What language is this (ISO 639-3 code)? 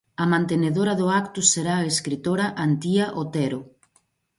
glg